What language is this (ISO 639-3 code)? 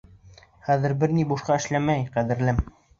bak